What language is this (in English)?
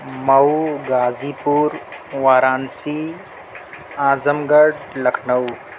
Urdu